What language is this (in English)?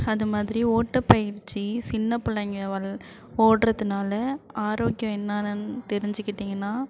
Tamil